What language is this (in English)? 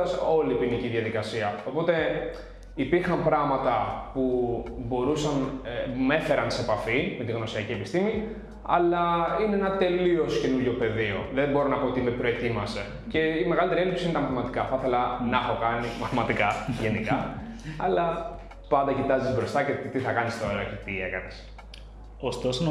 Greek